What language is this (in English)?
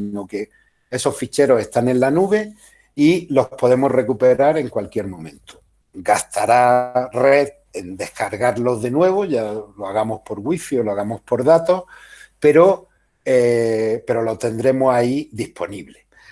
Spanish